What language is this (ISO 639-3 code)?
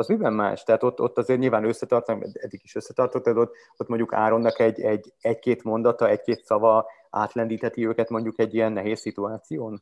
hun